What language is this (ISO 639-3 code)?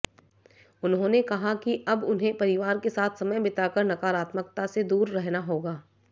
hin